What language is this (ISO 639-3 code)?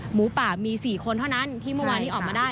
tha